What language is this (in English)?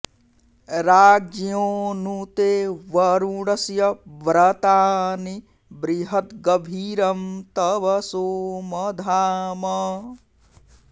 Sanskrit